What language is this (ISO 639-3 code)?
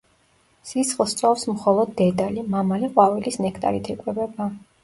kat